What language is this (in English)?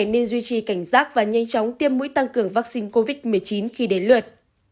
Vietnamese